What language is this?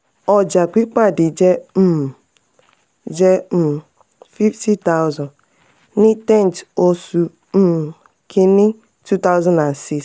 Yoruba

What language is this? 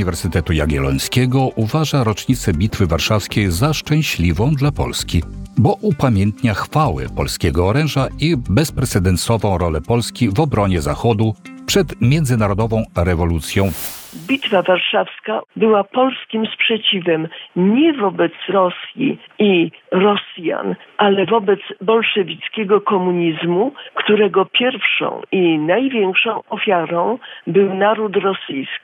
Polish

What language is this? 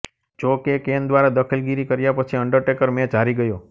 Gujarati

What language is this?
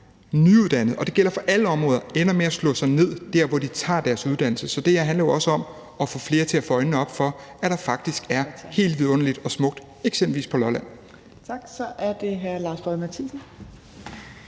Danish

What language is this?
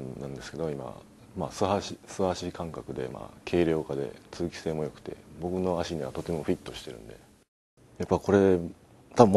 Japanese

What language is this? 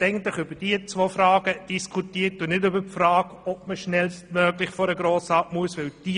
Swiss German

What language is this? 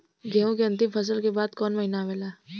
Bhojpuri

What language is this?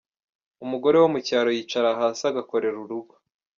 Kinyarwanda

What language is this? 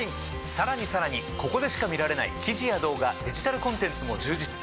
Japanese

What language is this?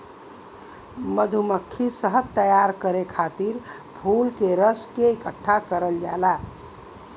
Bhojpuri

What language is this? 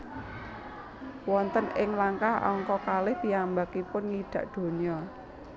Javanese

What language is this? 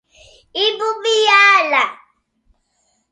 Portuguese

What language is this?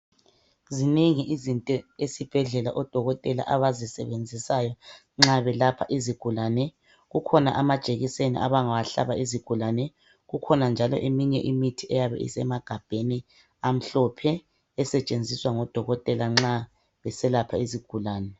North Ndebele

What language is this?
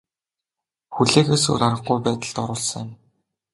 Mongolian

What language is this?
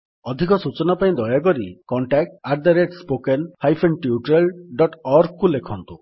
Odia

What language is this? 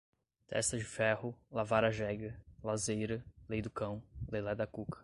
Portuguese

